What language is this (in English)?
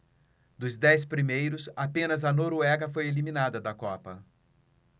Portuguese